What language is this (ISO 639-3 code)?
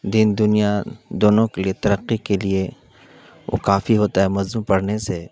urd